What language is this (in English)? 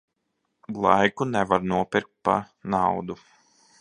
Latvian